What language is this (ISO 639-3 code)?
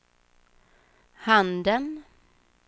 swe